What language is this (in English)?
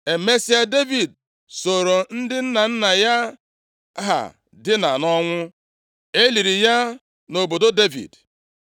Igbo